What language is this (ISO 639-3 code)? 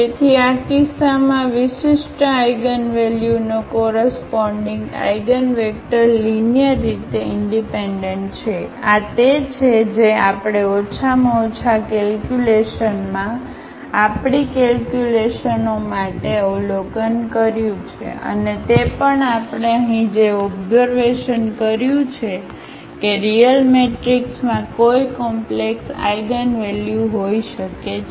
guj